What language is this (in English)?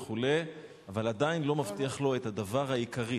Hebrew